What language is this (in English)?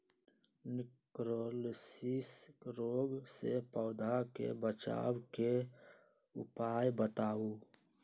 Magahi